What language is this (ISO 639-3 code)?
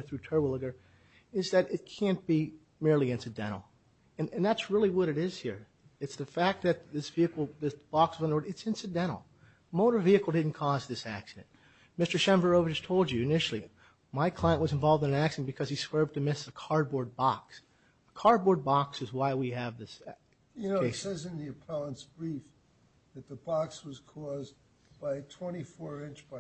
eng